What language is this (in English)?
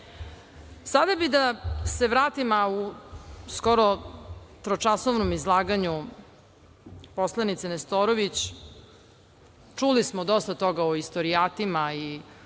Serbian